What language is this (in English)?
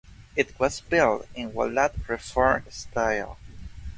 English